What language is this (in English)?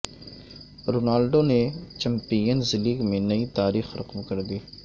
Urdu